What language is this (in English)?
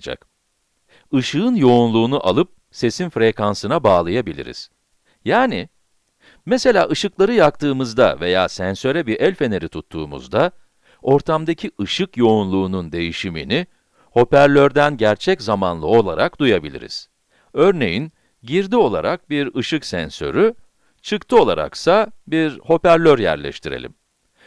Turkish